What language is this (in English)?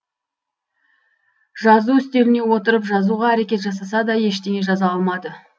Kazakh